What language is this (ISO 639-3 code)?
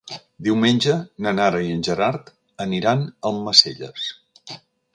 cat